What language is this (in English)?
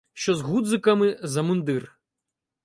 Ukrainian